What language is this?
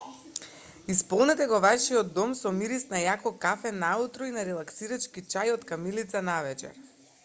Macedonian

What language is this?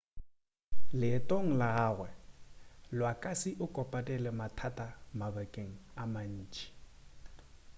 Northern Sotho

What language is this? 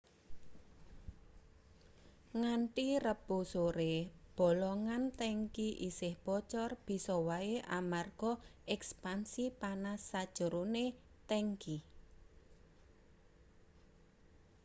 Javanese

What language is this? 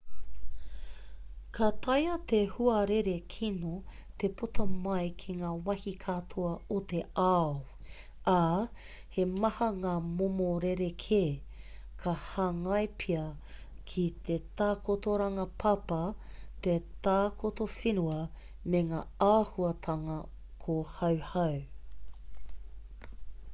Māori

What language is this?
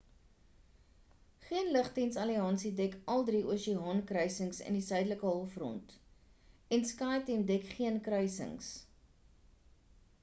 Afrikaans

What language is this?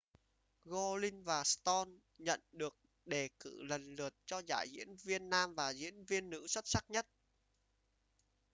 Vietnamese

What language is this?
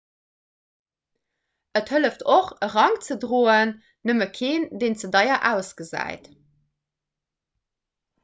Luxembourgish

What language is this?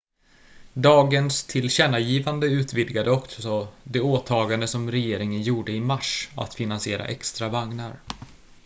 Swedish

